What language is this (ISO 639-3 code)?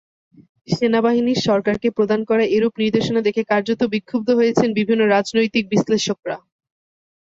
ben